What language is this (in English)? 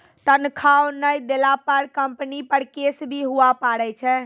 Maithili